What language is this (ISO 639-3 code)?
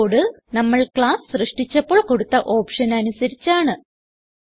mal